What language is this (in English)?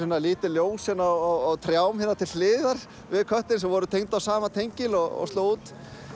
Icelandic